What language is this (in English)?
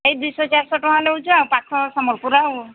Odia